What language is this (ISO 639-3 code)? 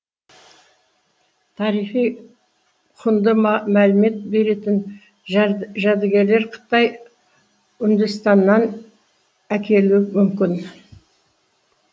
kaz